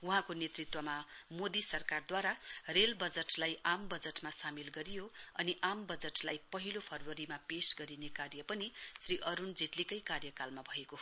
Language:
Nepali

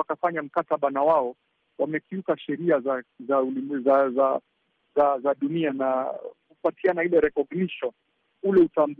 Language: Swahili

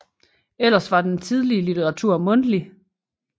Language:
Danish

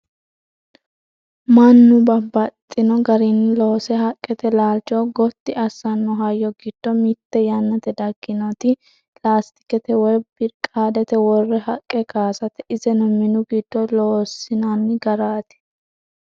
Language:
Sidamo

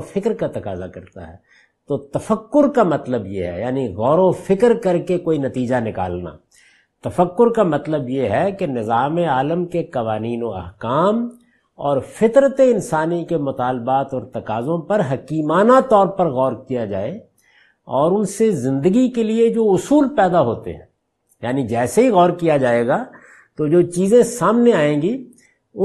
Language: Urdu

